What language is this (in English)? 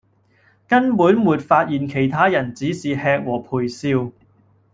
Cantonese